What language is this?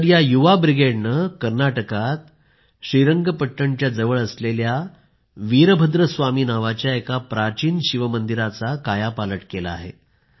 Marathi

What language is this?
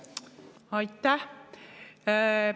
Estonian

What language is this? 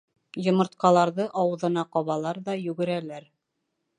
Bashkir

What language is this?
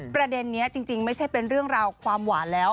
Thai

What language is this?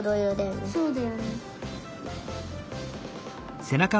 Japanese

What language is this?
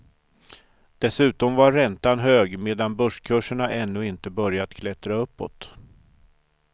Swedish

